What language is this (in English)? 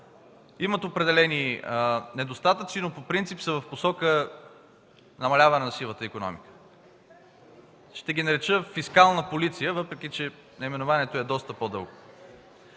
Bulgarian